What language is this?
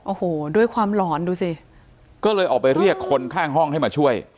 Thai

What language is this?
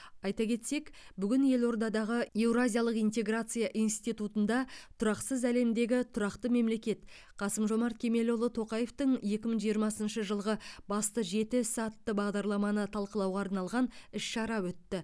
Kazakh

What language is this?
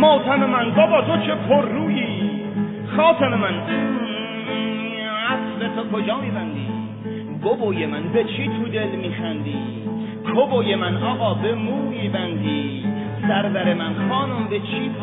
Persian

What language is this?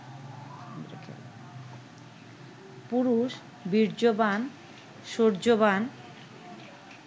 Bangla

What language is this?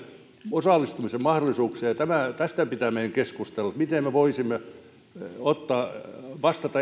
Finnish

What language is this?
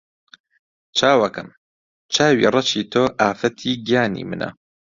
Central Kurdish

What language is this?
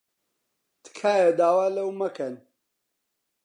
Central Kurdish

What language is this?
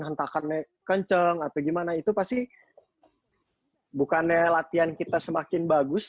Indonesian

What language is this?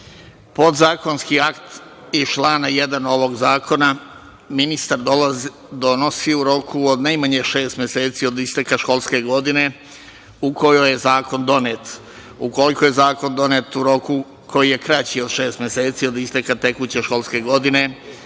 Serbian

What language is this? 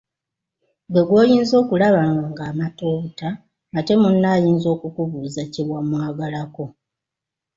Ganda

